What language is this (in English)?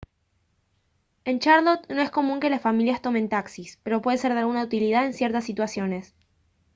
Spanish